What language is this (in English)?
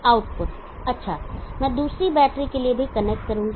Hindi